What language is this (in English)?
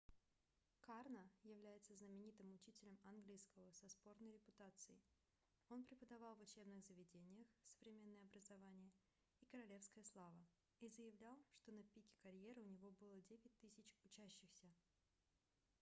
Russian